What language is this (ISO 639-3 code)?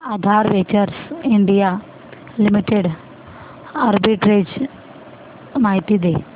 mar